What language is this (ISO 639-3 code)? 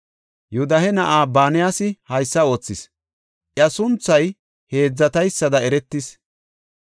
gof